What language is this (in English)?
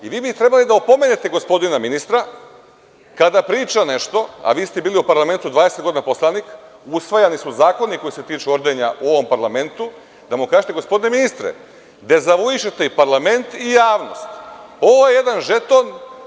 Serbian